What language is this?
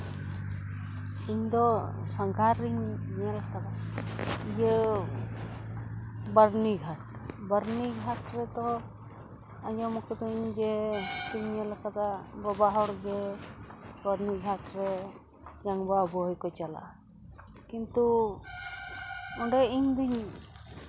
Santali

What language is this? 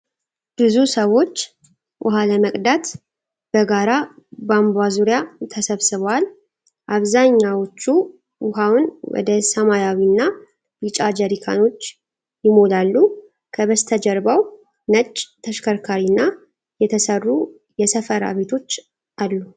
Amharic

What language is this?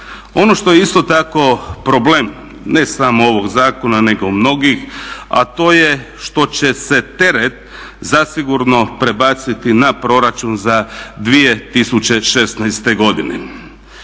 Croatian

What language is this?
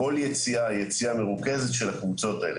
Hebrew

